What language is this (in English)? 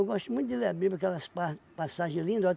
Portuguese